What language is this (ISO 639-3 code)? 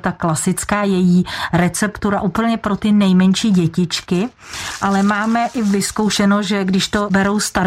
ces